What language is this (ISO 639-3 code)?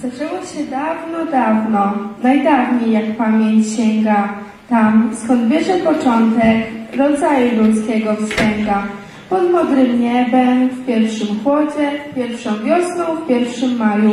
pol